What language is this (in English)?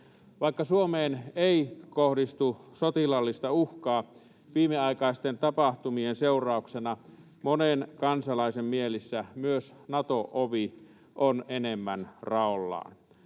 Finnish